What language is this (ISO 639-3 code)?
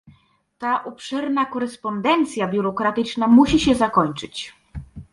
pol